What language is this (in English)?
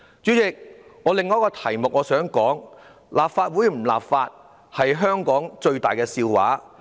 Cantonese